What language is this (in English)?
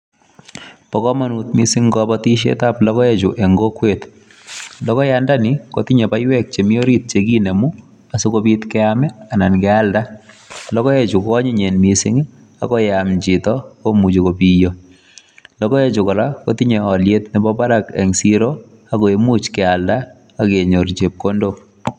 Kalenjin